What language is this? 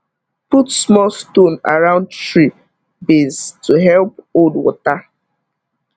Nigerian Pidgin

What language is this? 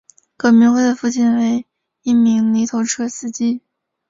Chinese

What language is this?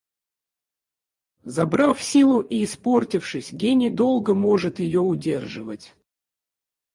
Russian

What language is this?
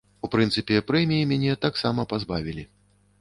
Belarusian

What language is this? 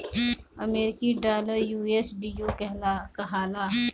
Bhojpuri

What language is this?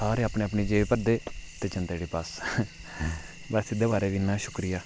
Dogri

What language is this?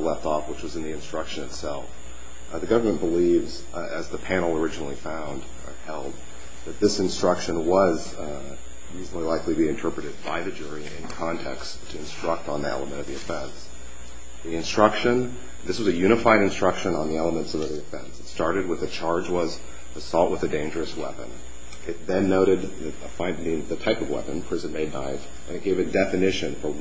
English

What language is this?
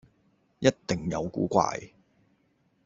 Cantonese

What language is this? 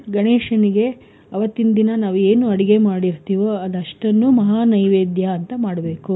Kannada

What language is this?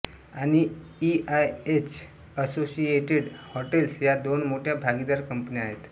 Marathi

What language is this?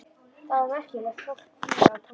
Icelandic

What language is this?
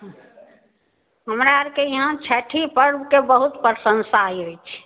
Maithili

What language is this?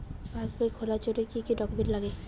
Bangla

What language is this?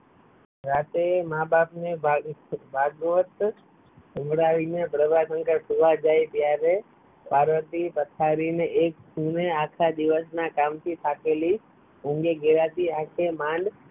Gujarati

